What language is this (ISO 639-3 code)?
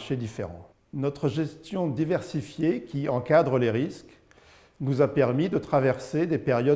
fra